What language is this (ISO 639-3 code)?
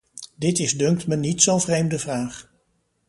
nld